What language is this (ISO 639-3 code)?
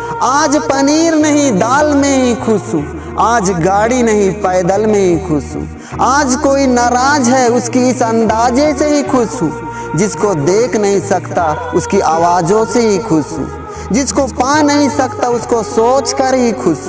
hin